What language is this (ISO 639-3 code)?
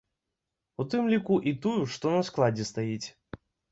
bel